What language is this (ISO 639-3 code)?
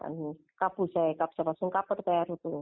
mar